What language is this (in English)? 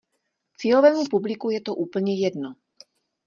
Czech